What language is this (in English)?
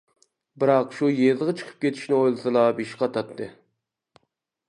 Uyghur